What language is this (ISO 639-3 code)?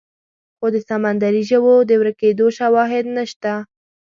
pus